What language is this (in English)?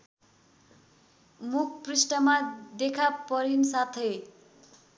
Nepali